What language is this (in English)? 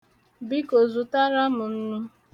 Igbo